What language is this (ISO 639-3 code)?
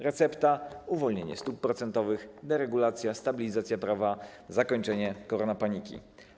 pol